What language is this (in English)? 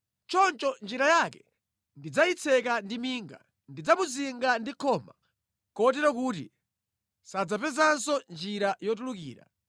Nyanja